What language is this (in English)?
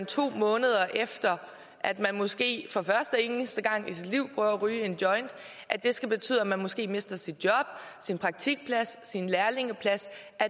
Danish